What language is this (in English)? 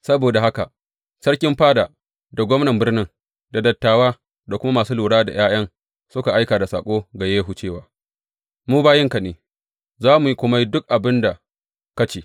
Hausa